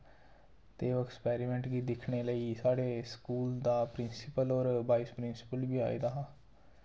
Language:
Dogri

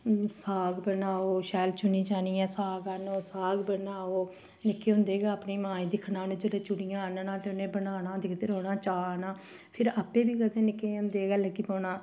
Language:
Dogri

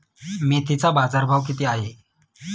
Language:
Marathi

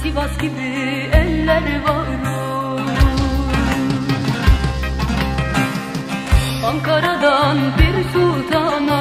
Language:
Turkish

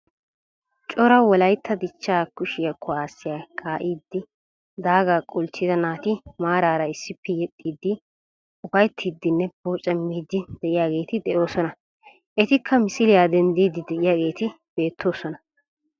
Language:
Wolaytta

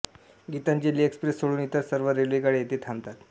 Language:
Marathi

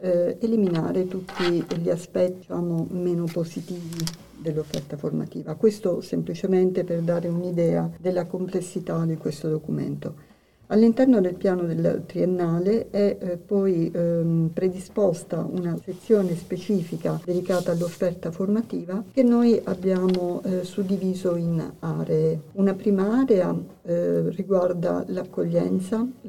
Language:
Italian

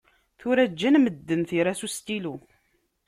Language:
Kabyle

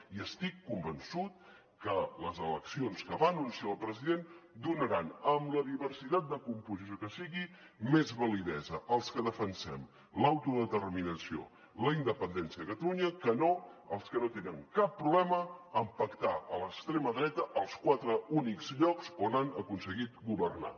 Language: Catalan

